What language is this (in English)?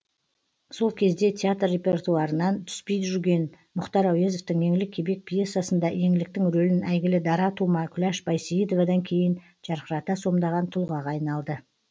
Kazakh